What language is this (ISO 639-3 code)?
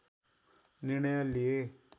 nep